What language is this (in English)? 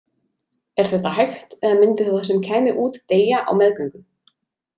Icelandic